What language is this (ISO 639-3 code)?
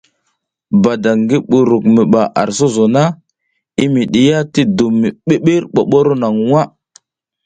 giz